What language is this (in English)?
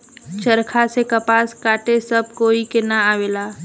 Bhojpuri